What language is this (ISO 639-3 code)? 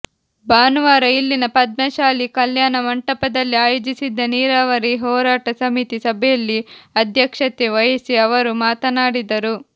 kan